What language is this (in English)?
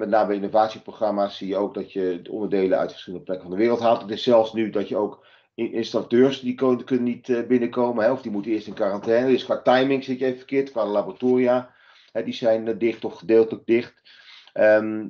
Dutch